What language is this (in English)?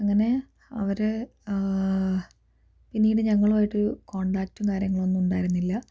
Malayalam